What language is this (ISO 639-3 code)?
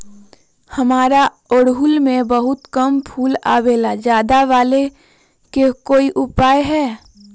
mag